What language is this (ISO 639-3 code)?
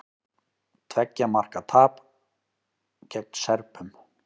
isl